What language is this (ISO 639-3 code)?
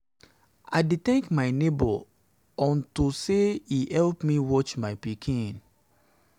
pcm